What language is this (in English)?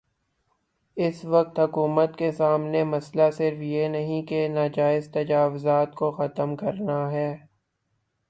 Urdu